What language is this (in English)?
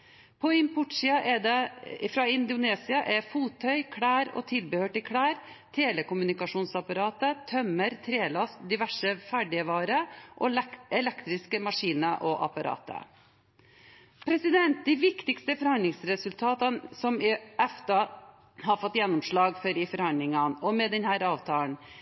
Norwegian Bokmål